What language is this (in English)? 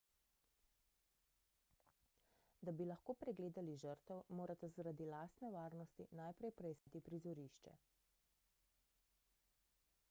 Slovenian